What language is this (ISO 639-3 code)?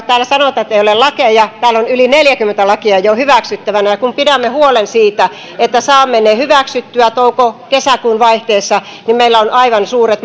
fin